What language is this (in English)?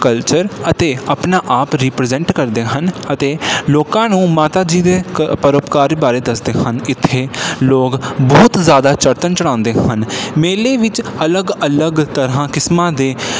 Punjabi